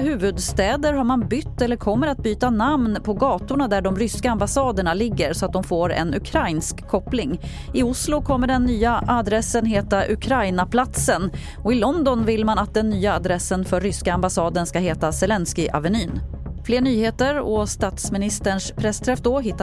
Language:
Swedish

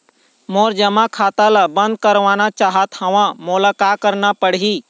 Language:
Chhattisgarhi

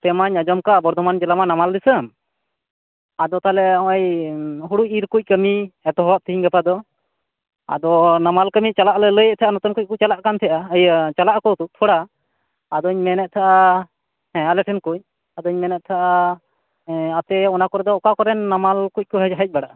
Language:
Santali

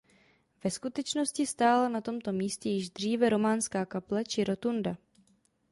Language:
Czech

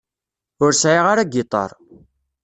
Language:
Kabyle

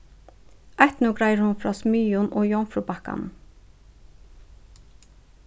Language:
Faroese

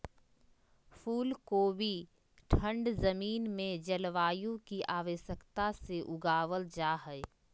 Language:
Magahi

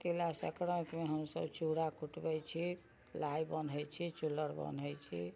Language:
Maithili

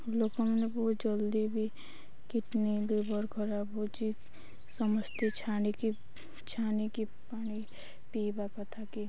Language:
Odia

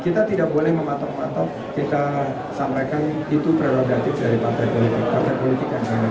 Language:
Indonesian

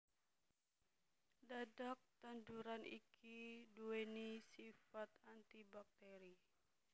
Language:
Javanese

